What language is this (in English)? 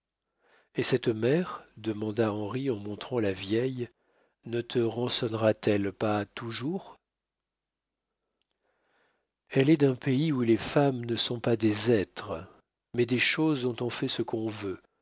French